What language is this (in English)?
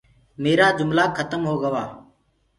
Gurgula